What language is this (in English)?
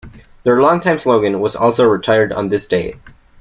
English